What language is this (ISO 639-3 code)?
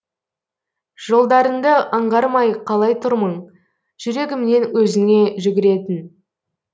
kaz